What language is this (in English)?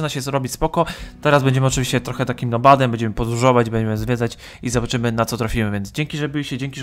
Polish